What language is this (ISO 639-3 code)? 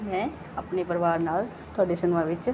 pan